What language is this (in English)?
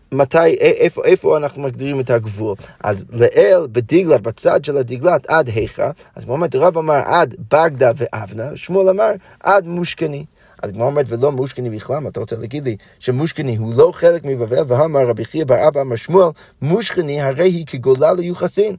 Hebrew